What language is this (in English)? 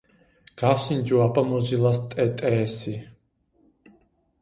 Georgian